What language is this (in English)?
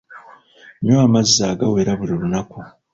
Ganda